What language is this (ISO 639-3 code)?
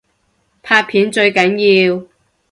yue